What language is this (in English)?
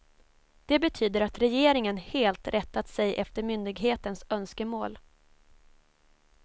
Swedish